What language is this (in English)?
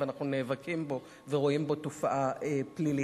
Hebrew